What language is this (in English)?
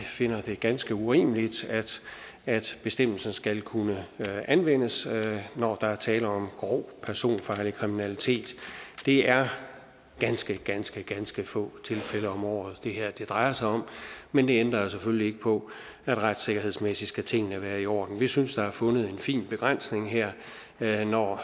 Danish